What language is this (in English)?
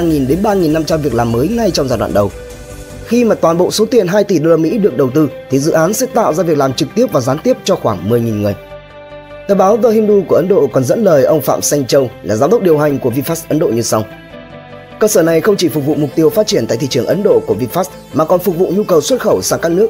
Vietnamese